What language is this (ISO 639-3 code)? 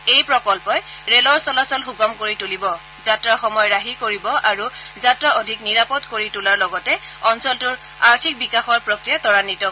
asm